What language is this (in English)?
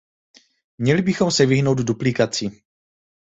Czech